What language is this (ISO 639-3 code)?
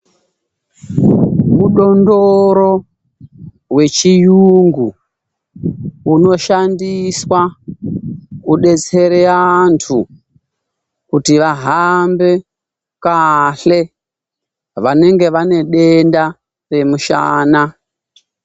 ndc